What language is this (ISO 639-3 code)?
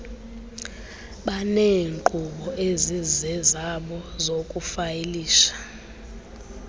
xho